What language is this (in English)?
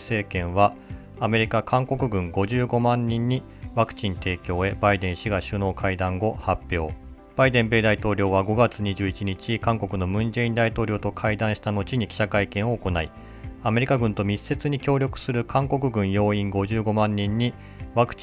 Japanese